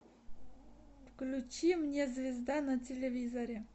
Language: Russian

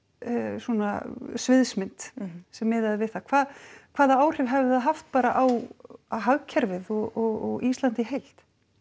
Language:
Icelandic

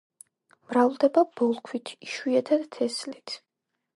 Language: Georgian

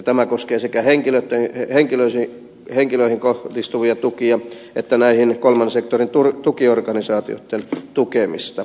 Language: Finnish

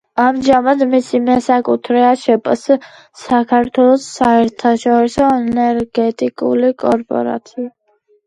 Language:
Georgian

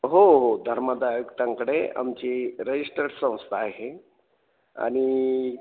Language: Marathi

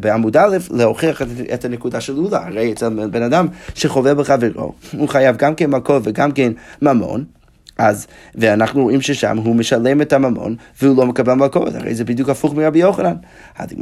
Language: Hebrew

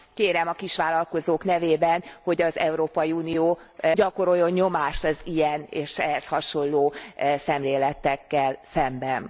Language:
Hungarian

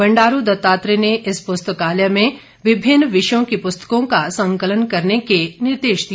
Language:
Hindi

